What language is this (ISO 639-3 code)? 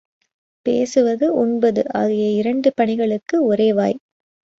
tam